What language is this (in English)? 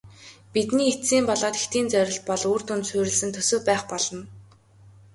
Mongolian